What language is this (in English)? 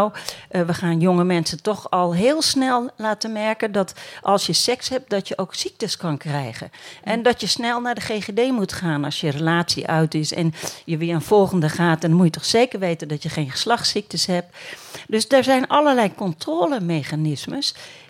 Dutch